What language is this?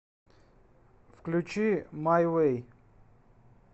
Russian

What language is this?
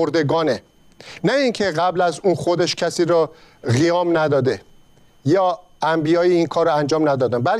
Persian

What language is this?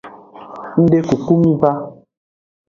Aja (Benin)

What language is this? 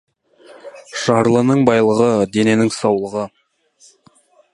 Kazakh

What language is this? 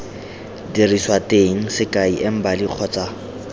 Tswana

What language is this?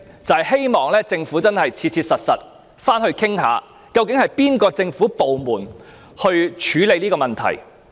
Cantonese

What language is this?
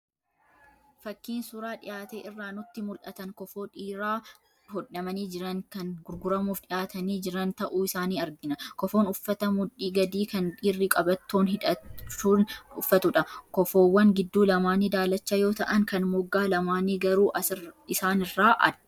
Oromo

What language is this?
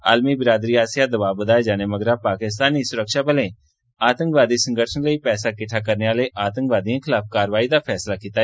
Dogri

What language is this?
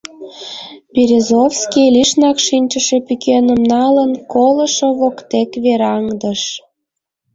Mari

